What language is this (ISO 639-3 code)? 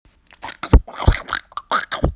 rus